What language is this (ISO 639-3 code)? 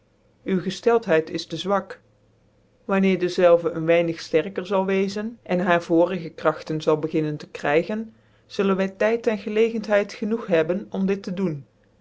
nld